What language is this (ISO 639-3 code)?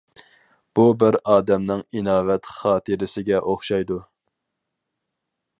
uig